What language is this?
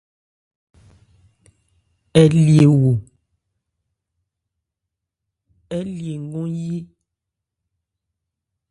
Ebrié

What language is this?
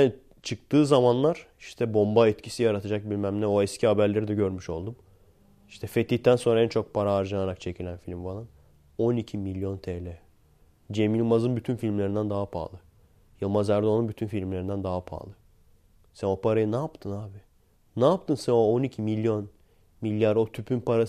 Turkish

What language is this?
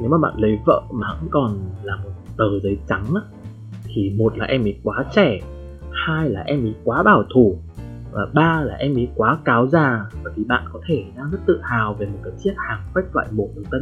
Vietnamese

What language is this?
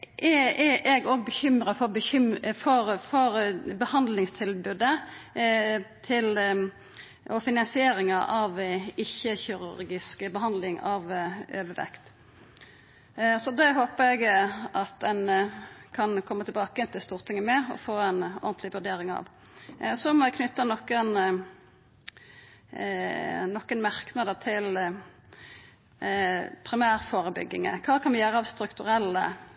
Norwegian Nynorsk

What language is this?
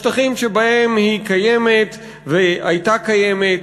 Hebrew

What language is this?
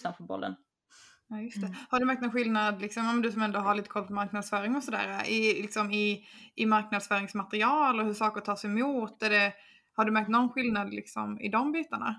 Swedish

